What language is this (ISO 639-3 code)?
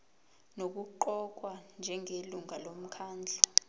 zul